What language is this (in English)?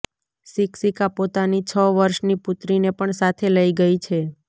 Gujarati